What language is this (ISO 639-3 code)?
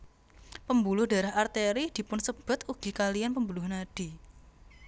jav